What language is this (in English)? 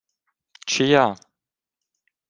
Ukrainian